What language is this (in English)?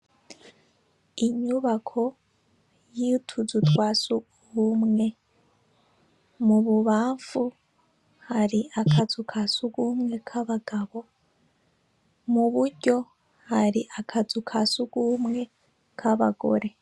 Rundi